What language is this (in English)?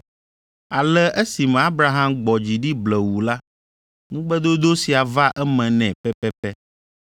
Ewe